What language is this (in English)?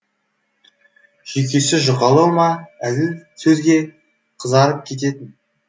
Kazakh